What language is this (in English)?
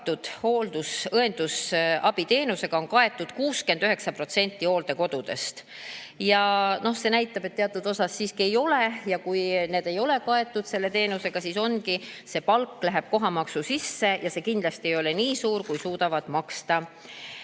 Estonian